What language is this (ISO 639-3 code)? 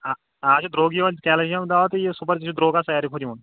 kas